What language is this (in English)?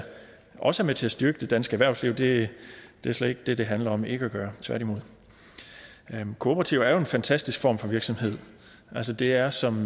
Danish